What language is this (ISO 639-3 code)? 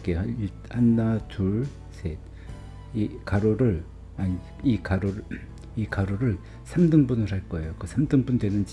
kor